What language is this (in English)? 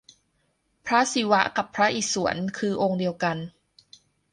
Thai